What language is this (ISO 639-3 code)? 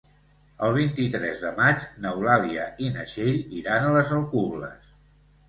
cat